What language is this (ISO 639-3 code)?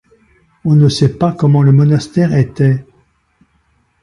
fra